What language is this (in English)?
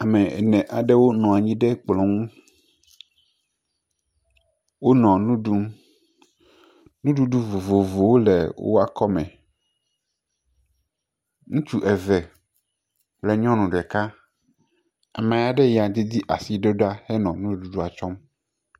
Ewe